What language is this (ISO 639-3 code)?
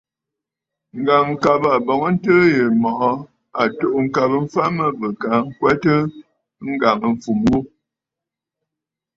bfd